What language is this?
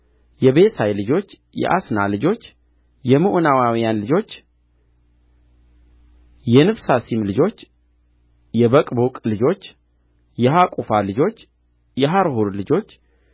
Amharic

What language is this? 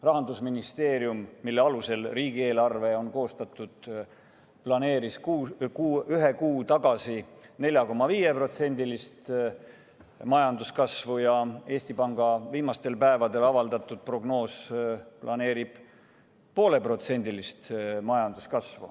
Estonian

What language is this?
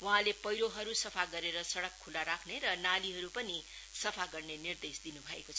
Nepali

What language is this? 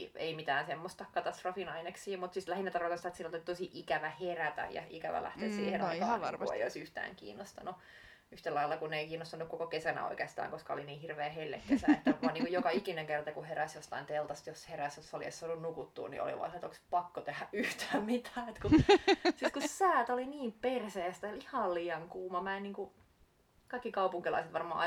Finnish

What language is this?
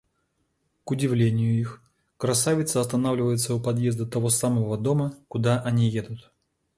Russian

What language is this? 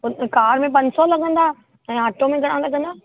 Sindhi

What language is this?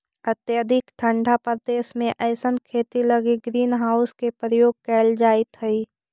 Magahi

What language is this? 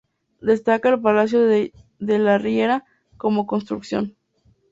Spanish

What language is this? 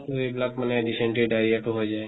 Assamese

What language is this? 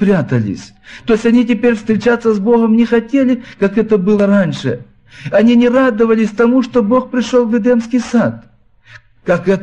Russian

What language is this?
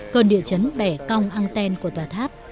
Vietnamese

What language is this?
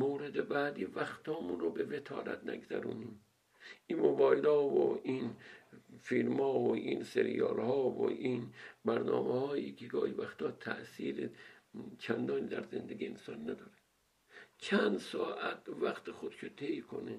Persian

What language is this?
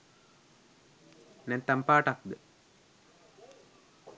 Sinhala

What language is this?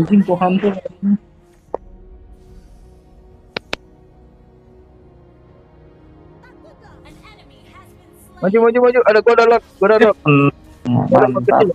Indonesian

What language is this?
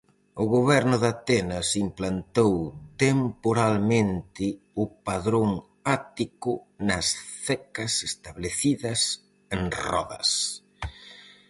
Galician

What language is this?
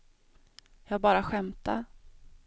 Swedish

